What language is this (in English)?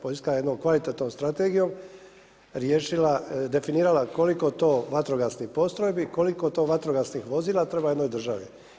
Croatian